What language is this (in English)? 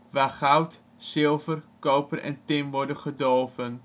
Dutch